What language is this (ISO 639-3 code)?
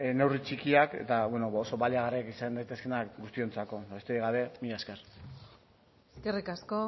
eus